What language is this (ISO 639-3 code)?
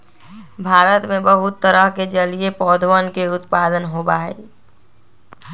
mag